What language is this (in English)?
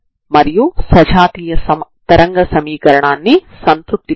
Telugu